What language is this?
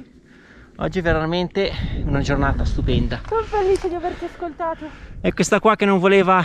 Italian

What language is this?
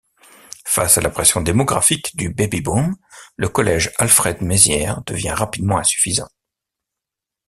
French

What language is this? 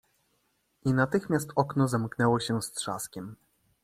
Polish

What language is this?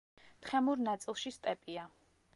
Georgian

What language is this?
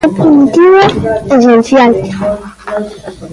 Galician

